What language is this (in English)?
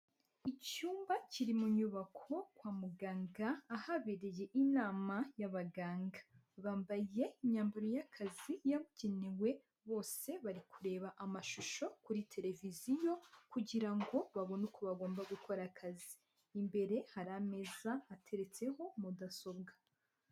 Kinyarwanda